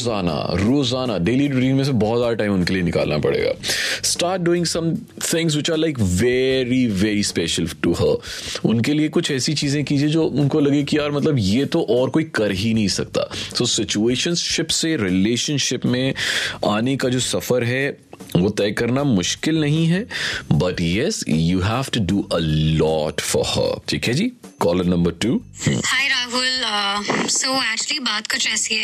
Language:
Hindi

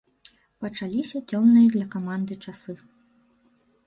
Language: Belarusian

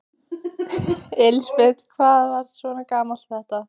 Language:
Icelandic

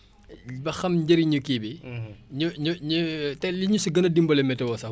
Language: Wolof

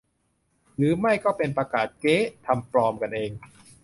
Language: Thai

